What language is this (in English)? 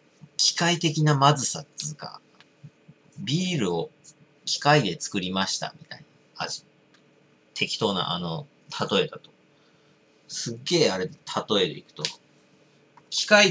Japanese